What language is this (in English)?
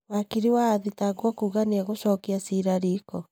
Kikuyu